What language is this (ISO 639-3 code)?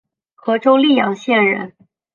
zho